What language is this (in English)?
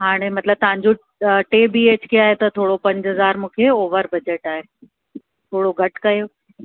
Sindhi